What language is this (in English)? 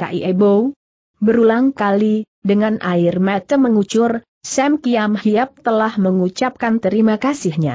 Indonesian